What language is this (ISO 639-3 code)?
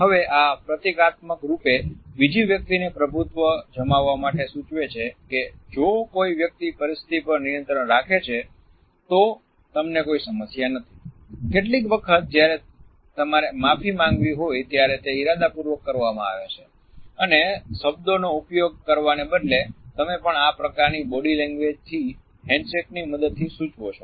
guj